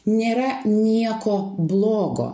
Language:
Lithuanian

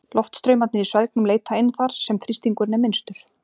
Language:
Icelandic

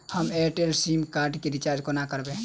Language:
Maithili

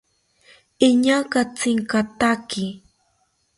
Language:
South Ucayali Ashéninka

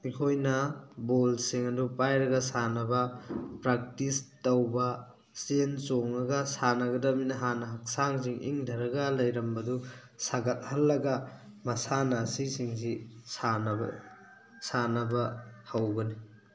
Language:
Manipuri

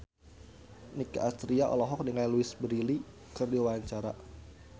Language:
Sundanese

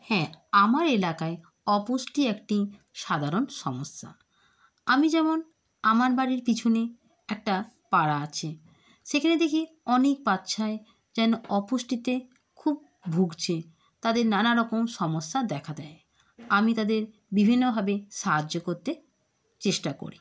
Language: Bangla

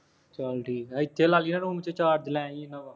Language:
Punjabi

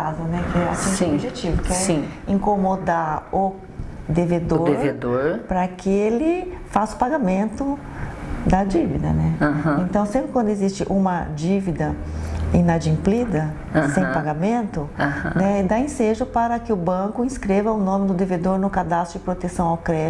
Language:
Portuguese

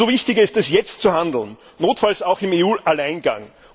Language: German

